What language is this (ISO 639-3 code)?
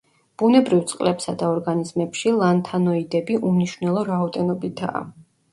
kat